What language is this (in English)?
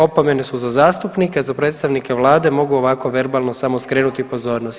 Croatian